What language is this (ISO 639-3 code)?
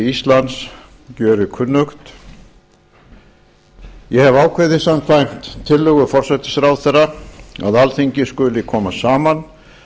isl